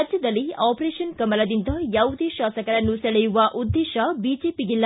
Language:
Kannada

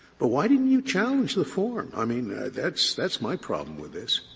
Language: English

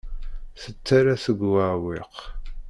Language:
Kabyle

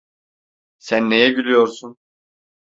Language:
Turkish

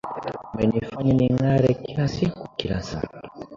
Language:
Swahili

